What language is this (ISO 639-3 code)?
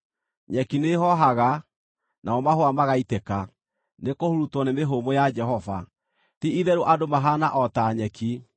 kik